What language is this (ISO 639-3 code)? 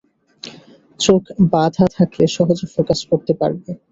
ben